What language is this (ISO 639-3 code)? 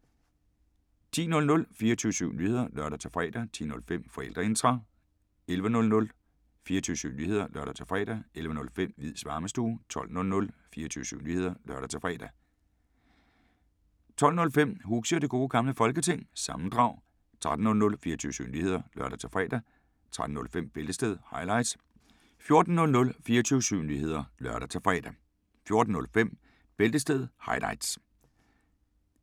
dan